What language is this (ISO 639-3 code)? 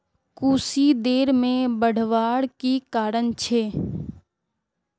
mag